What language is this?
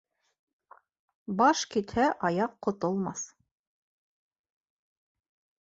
Bashkir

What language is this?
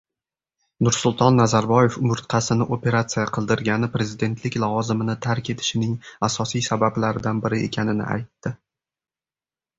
Uzbek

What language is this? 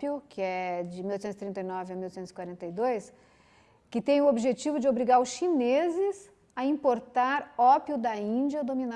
Portuguese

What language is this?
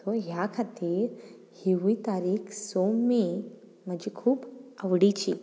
Konkani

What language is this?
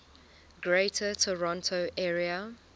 English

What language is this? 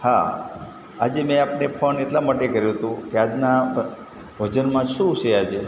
Gujarati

